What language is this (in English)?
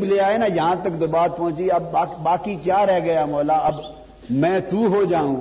Urdu